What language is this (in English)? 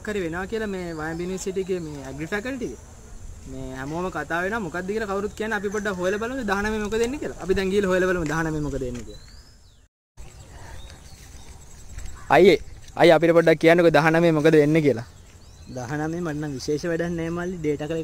Turkish